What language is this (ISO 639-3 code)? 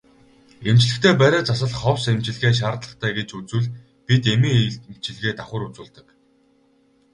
mon